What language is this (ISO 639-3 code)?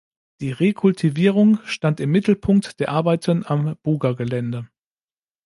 deu